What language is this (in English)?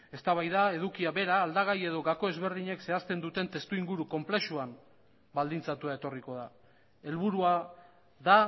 Basque